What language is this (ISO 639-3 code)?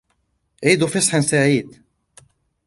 ara